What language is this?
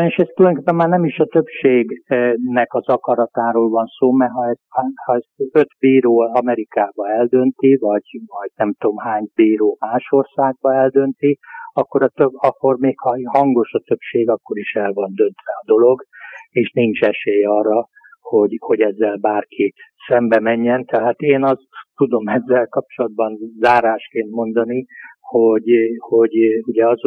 Hungarian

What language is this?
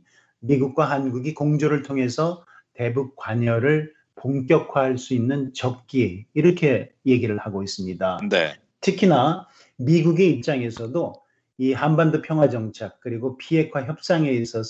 Korean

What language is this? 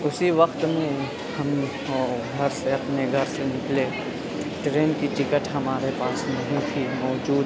Urdu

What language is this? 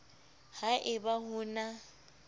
Southern Sotho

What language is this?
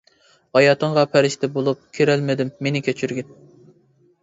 Uyghur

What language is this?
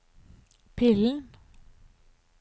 Norwegian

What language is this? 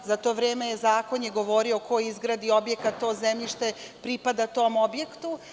Serbian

